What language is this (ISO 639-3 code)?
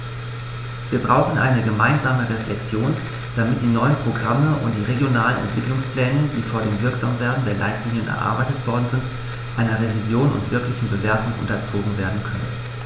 deu